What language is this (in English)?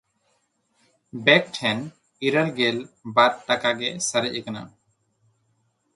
Santali